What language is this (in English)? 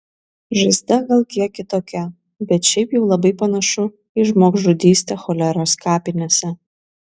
Lithuanian